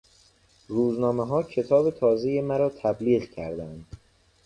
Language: Persian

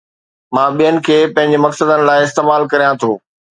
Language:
Sindhi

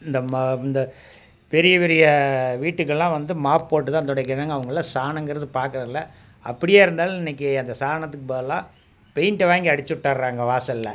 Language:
Tamil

